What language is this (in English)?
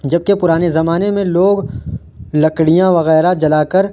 Urdu